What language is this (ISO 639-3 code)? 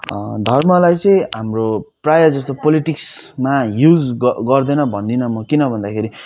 nep